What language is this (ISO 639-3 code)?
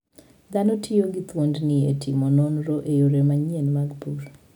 luo